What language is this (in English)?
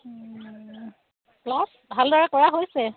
Assamese